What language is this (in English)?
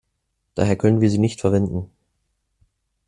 German